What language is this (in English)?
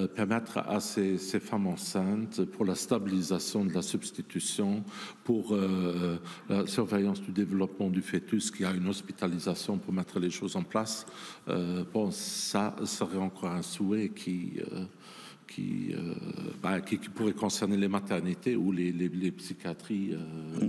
French